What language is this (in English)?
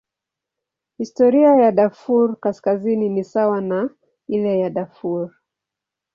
Swahili